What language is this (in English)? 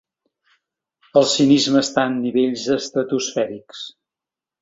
Catalan